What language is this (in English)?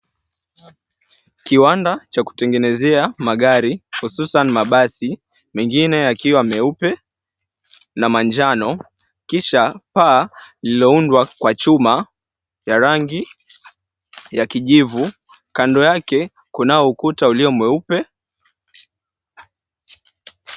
Swahili